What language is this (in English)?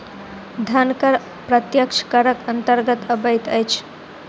Maithili